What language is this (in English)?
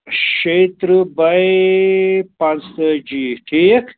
Kashmiri